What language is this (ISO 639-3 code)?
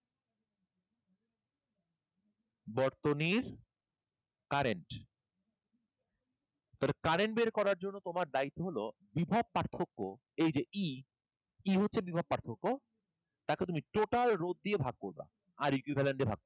ben